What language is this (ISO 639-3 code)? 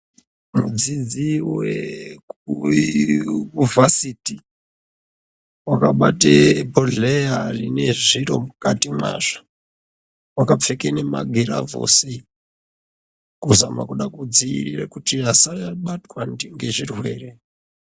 ndc